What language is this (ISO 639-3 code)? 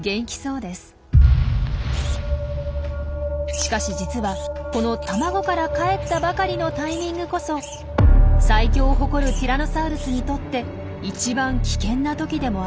jpn